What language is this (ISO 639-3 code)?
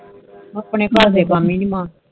pan